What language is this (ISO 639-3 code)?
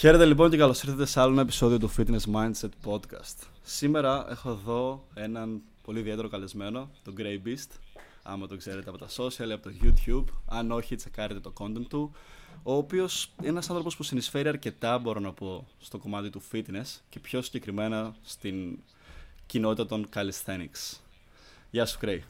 ell